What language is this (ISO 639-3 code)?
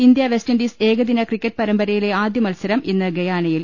mal